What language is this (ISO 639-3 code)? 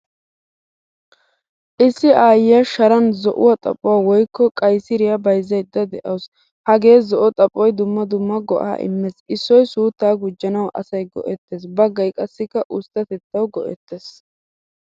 wal